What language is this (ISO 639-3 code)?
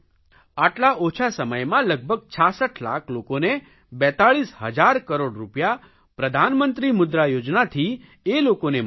guj